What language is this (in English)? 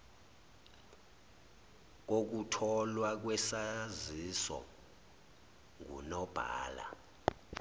Zulu